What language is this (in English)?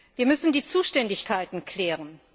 German